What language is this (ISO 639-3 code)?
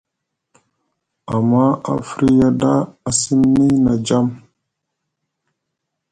mug